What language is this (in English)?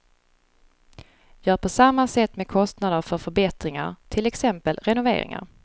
Swedish